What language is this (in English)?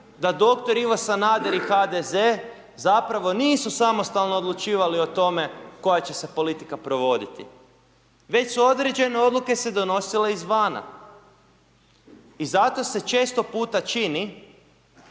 Croatian